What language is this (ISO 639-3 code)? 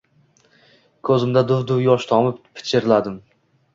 uzb